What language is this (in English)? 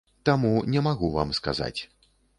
Belarusian